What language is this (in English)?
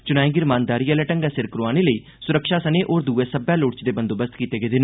Dogri